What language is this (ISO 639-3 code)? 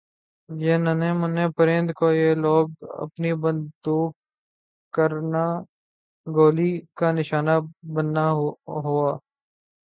urd